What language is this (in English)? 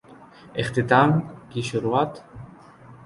Urdu